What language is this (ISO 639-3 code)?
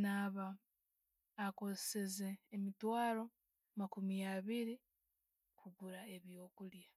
ttj